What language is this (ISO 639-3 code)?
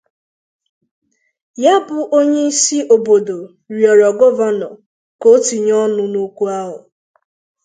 ibo